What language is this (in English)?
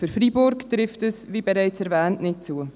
Swiss German